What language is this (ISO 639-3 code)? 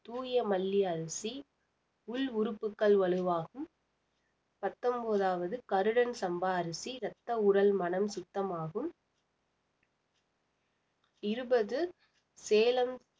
tam